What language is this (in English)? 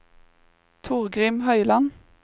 Norwegian